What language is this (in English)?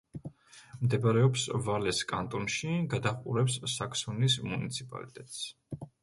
Georgian